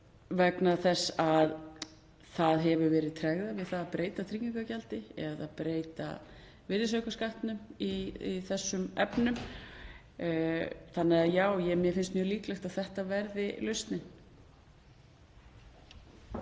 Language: Icelandic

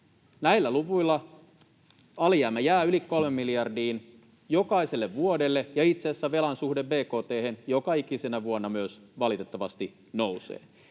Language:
Finnish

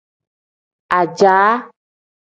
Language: Tem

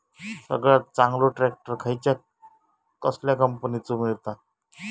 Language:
Marathi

